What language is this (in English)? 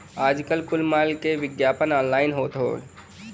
Bhojpuri